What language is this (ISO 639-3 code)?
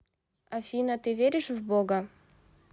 rus